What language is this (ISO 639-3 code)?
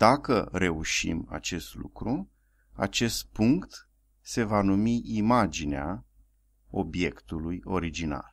ron